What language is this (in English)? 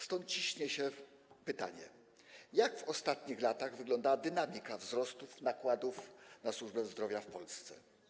Polish